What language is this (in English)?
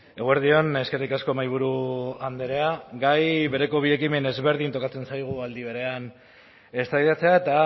Basque